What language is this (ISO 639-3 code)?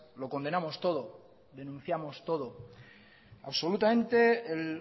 spa